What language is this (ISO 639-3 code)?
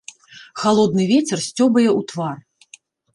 bel